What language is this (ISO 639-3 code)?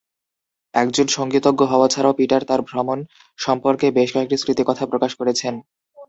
ben